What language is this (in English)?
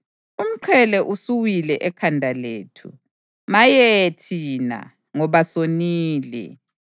North Ndebele